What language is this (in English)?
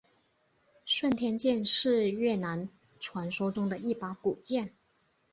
Chinese